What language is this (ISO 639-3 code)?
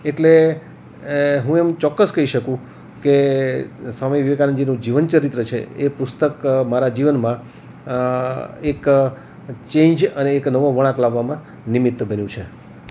guj